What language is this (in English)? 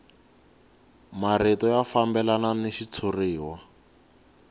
Tsonga